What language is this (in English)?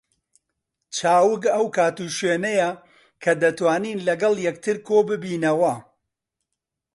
Central Kurdish